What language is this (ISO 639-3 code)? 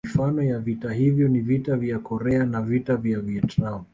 swa